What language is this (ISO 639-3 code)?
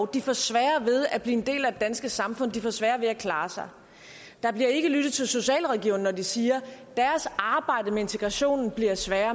dan